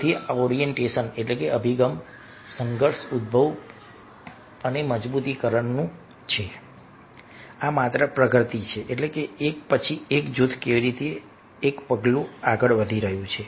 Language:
Gujarati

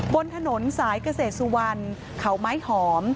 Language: Thai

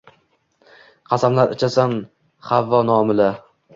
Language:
Uzbek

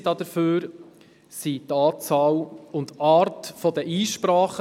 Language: Swiss German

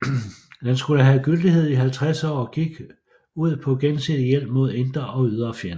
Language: Danish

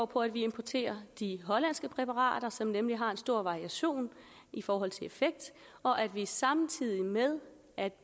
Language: Danish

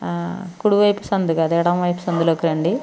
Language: Telugu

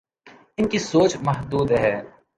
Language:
Urdu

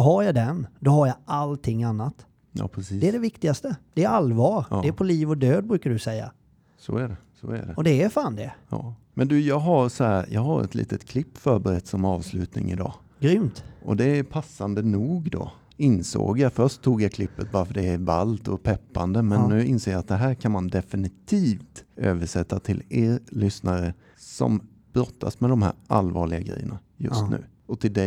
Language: Swedish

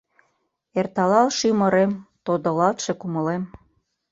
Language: Mari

